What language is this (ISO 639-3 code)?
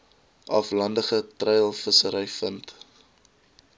afr